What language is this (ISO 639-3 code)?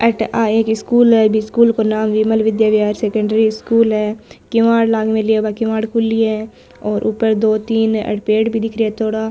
mwr